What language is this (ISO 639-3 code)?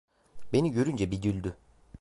tur